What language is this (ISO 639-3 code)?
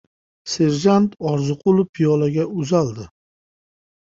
uzb